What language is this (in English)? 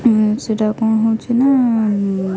Odia